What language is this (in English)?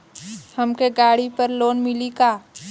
Bhojpuri